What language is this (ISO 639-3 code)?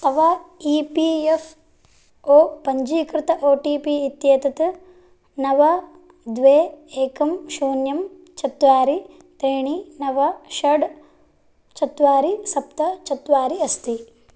san